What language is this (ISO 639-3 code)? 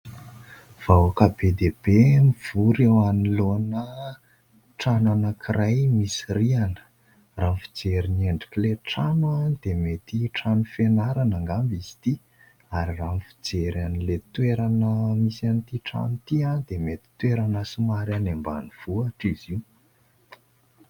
mlg